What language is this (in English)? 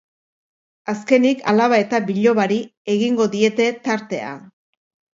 Basque